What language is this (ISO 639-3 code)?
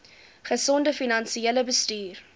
afr